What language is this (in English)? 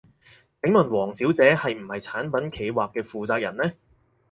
Cantonese